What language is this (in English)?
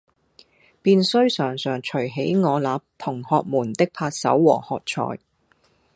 Cantonese